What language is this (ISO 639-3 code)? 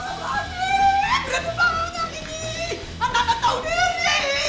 ind